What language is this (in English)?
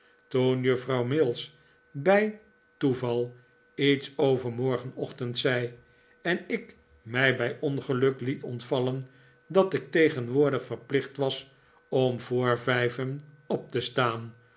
Dutch